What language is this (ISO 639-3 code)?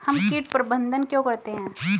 hin